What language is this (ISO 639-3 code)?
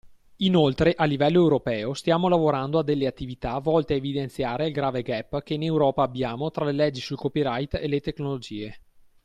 ita